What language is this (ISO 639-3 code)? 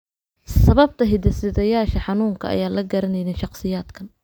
som